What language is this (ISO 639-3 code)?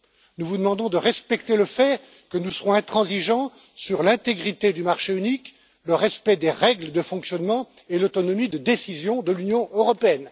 fra